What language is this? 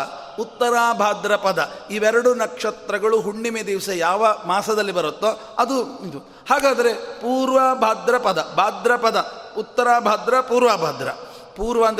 Kannada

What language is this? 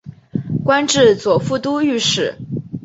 Chinese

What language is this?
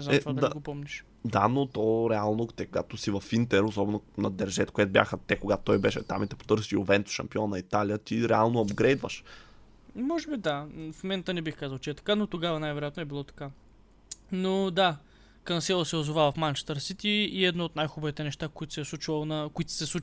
Bulgarian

